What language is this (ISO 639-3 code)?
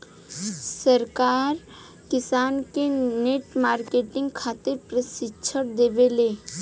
bho